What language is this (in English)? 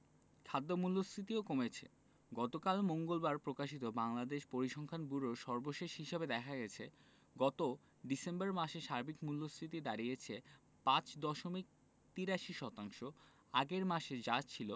Bangla